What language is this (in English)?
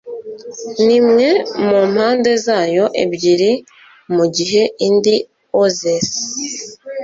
Kinyarwanda